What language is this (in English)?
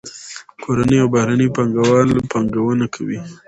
Pashto